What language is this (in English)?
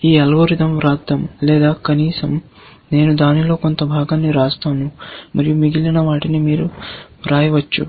Telugu